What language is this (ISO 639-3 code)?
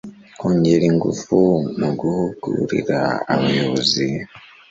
kin